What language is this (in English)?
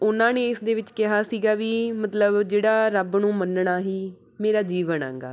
Punjabi